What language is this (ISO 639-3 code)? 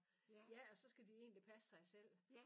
dan